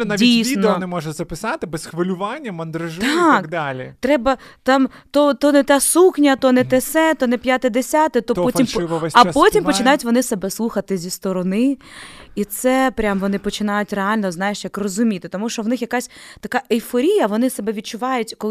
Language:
Ukrainian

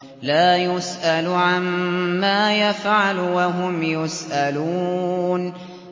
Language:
Arabic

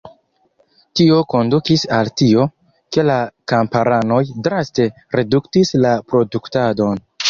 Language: Esperanto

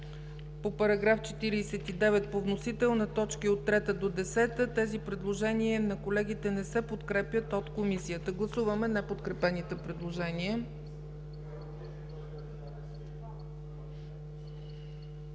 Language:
Bulgarian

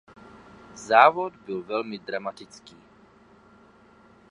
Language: Czech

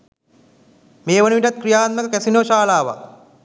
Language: Sinhala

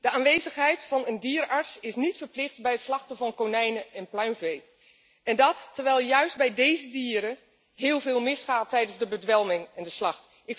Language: Dutch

